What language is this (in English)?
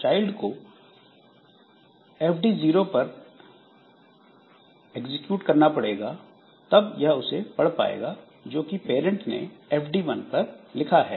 Hindi